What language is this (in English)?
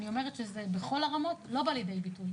Hebrew